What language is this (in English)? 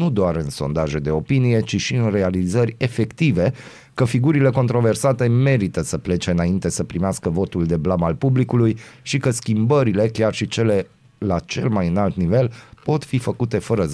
Romanian